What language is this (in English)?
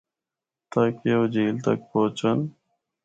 Northern Hindko